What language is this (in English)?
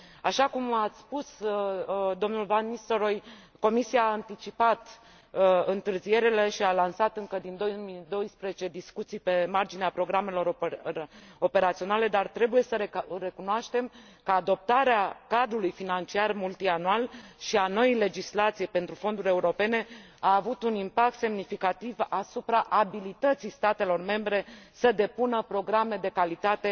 Romanian